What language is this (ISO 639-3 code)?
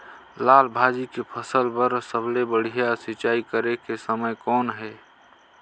hne